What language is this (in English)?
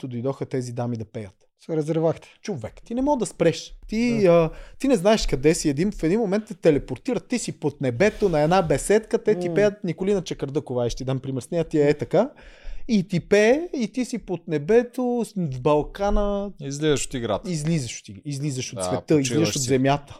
Bulgarian